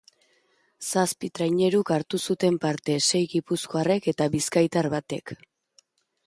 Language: Basque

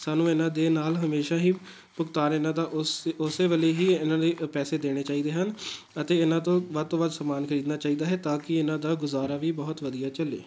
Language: Punjabi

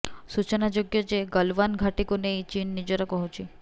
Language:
Odia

